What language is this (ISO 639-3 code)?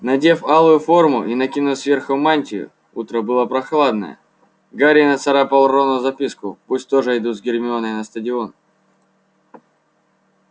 rus